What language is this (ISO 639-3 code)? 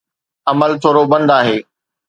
snd